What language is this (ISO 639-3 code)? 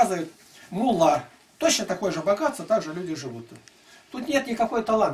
rus